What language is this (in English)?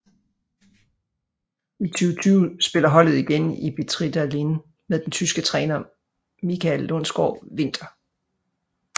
Danish